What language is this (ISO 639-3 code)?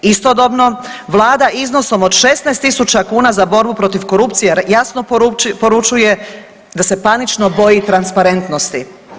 hrv